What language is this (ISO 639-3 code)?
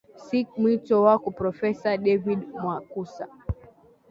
swa